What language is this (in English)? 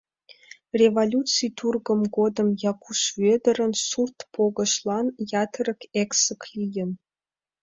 Mari